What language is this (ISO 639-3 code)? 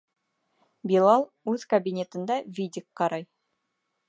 bak